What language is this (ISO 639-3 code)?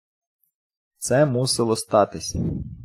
ukr